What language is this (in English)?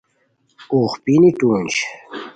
Khowar